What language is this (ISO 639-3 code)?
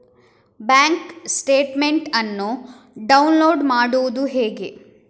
kan